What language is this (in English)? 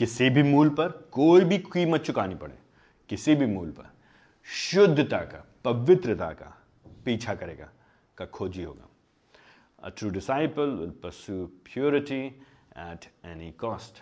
Hindi